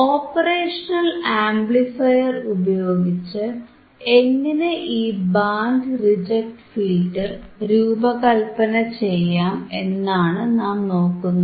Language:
Malayalam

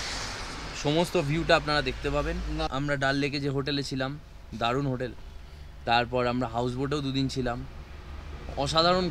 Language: Bangla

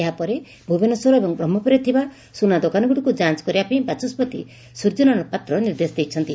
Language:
Odia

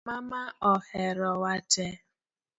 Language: Luo (Kenya and Tanzania)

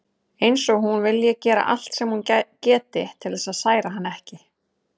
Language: Icelandic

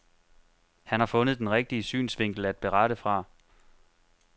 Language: Danish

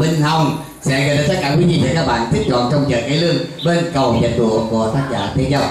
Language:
Vietnamese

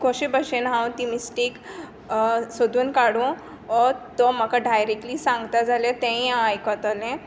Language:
Konkani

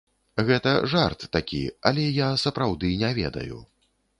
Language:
Belarusian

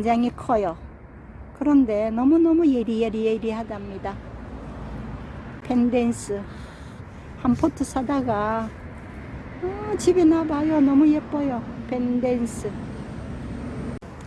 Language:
Korean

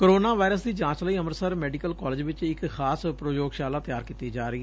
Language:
Punjabi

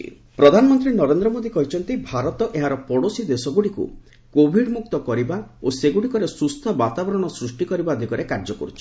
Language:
Odia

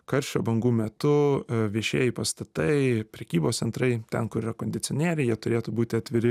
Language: Lithuanian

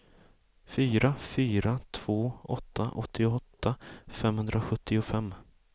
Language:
Swedish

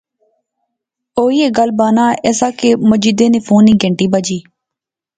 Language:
Pahari-Potwari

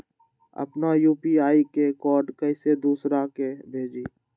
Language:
Magahi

